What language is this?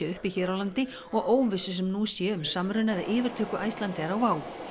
Icelandic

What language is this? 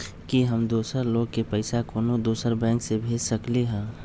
Magahi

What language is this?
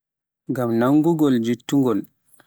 Pular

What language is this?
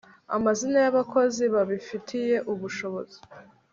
Kinyarwanda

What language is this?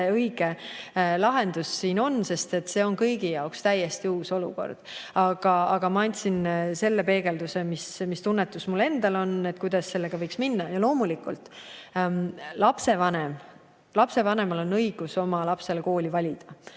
Estonian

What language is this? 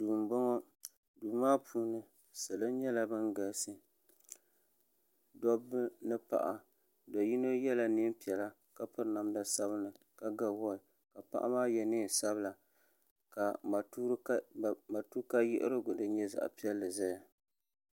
Dagbani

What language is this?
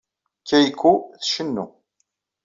Kabyle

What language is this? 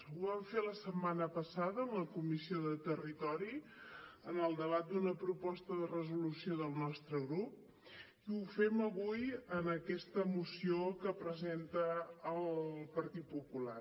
Catalan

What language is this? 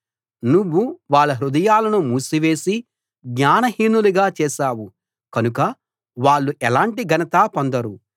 Telugu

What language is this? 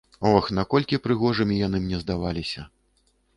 Belarusian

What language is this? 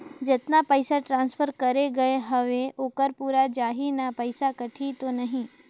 Chhattisgarhi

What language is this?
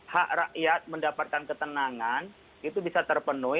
Indonesian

